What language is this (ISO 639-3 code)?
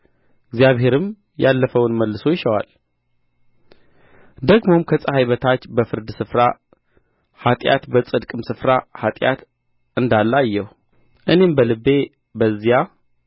amh